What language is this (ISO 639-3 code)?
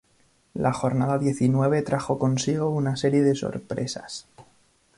spa